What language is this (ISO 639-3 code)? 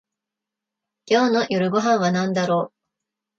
jpn